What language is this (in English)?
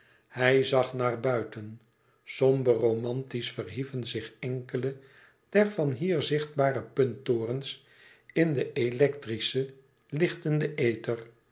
Dutch